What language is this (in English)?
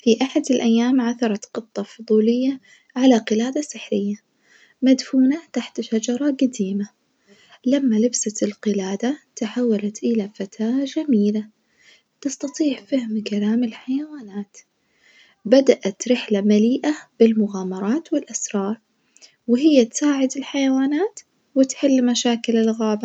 Najdi Arabic